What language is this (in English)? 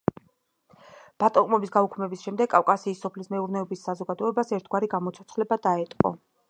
Georgian